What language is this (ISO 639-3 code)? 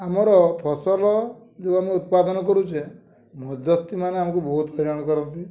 ori